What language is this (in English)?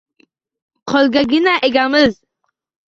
Uzbek